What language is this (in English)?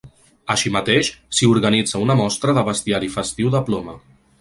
Catalan